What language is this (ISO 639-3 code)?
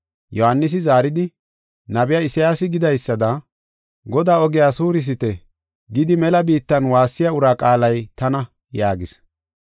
gof